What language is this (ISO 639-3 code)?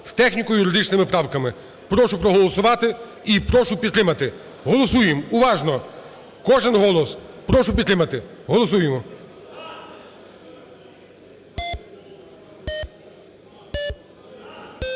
ukr